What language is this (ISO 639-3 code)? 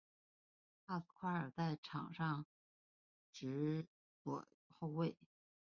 zho